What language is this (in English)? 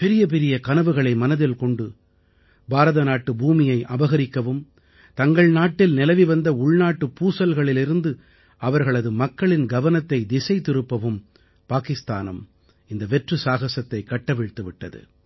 Tamil